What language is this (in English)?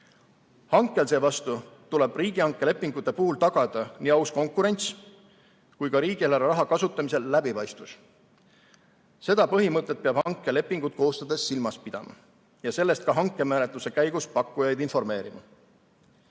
Estonian